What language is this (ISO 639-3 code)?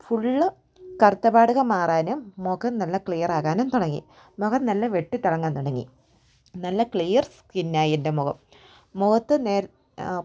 mal